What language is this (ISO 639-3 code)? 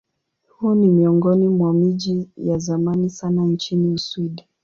swa